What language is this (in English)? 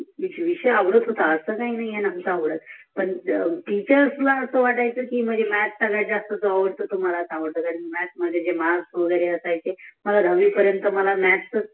Marathi